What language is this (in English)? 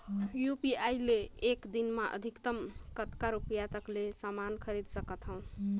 Chhattisgarhi